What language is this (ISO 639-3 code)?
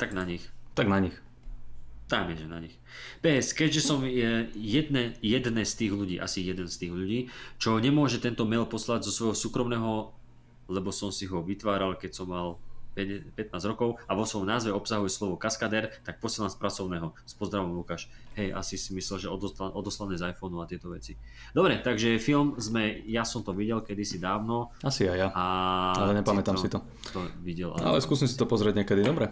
slk